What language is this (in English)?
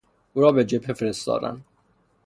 Persian